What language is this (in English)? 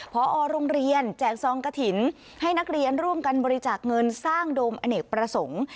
Thai